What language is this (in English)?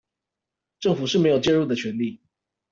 Chinese